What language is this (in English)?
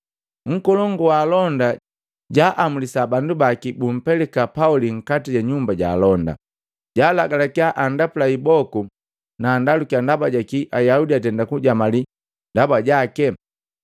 Matengo